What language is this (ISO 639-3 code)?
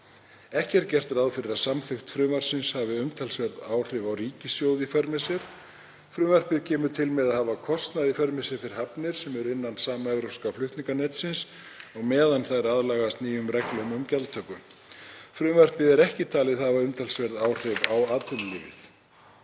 isl